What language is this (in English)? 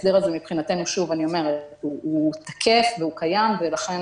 Hebrew